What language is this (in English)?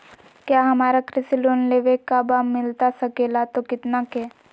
Magahi